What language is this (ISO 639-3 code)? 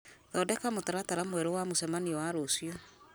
kik